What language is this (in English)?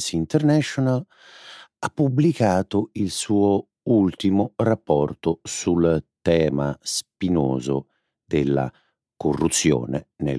Italian